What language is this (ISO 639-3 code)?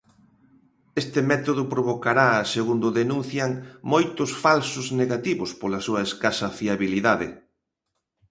glg